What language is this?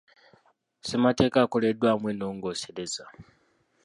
Ganda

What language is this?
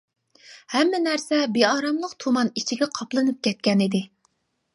Uyghur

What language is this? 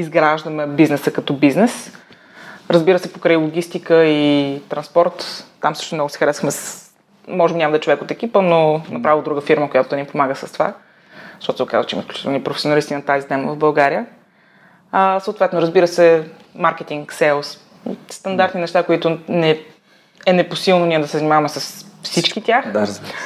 Bulgarian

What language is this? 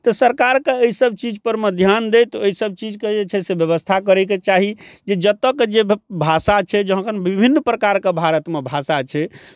Maithili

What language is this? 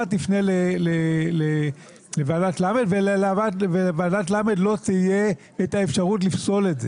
Hebrew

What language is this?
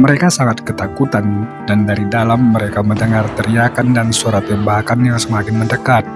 Indonesian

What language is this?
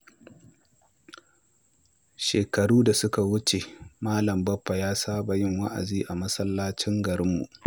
Hausa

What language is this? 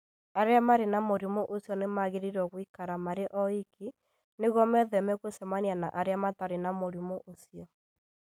Kikuyu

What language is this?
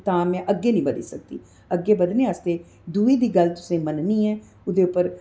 Dogri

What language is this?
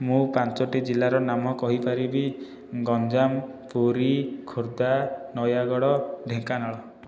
Odia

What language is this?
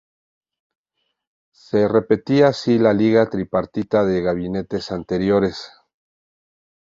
Spanish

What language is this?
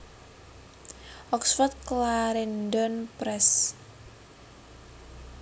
Javanese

